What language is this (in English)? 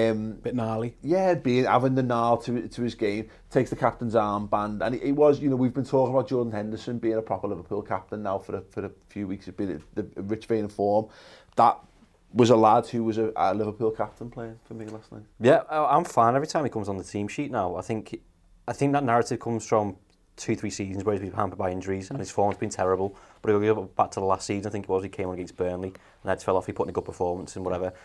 English